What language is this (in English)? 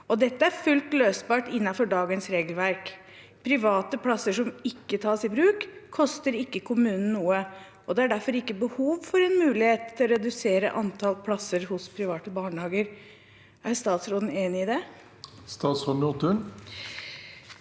Norwegian